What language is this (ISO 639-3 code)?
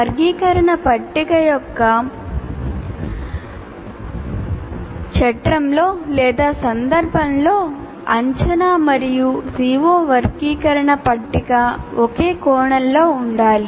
tel